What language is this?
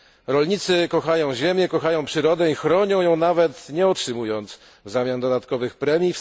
Polish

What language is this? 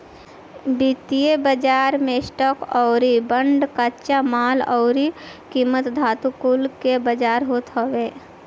Bhojpuri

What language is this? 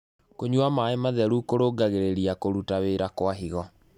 Kikuyu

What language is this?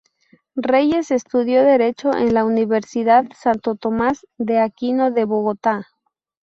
Spanish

